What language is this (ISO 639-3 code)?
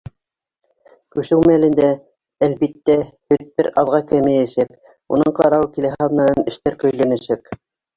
bak